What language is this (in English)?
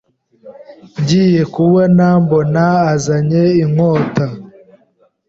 Kinyarwanda